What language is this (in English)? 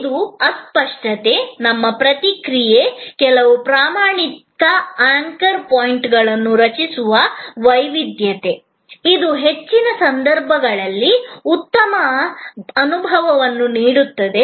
Kannada